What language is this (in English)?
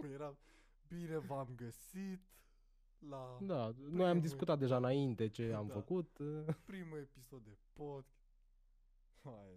Romanian